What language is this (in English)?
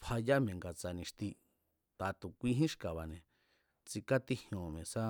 Mazatlán Mazatec